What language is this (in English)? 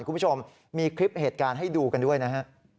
Thai